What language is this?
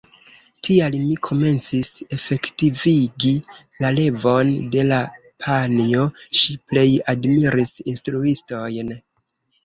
Esperanto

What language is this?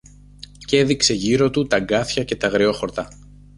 Greek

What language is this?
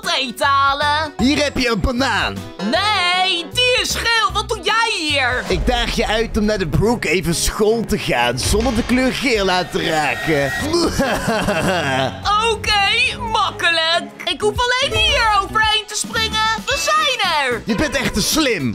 Dutch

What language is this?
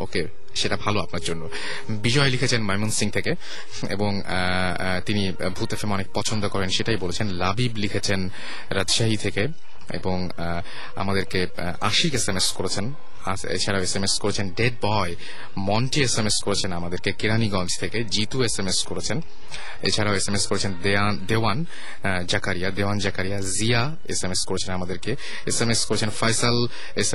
Bangla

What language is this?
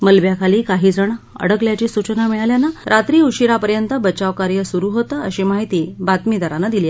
Marathi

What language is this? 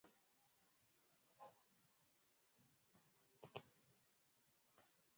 Swahili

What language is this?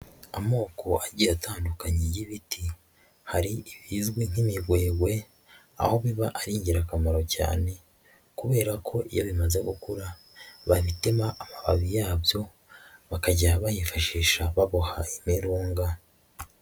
Kinyarwanda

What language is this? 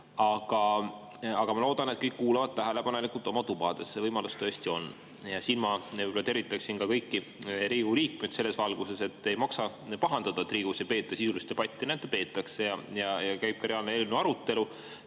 Estonian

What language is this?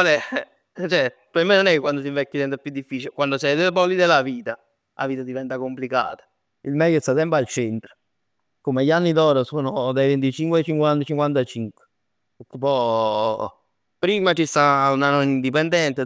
Neapolitan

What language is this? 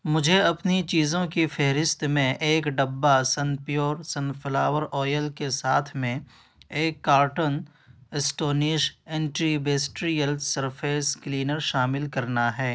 Urdu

